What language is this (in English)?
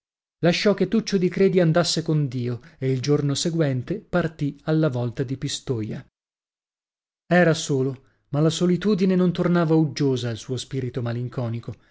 Italian